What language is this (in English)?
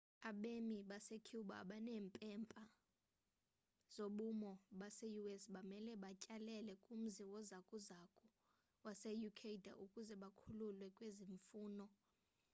Xhosa